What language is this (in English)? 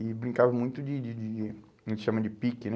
Portuguese